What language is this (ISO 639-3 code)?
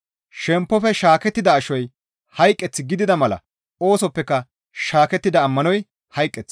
gmv